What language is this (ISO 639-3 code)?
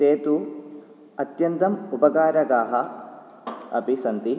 san